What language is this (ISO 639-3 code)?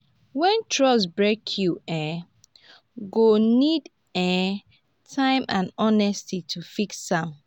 pcm